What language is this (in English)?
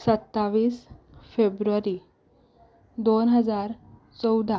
Konkani